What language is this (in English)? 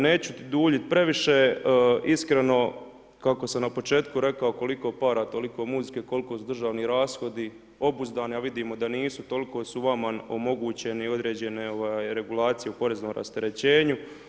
Croatian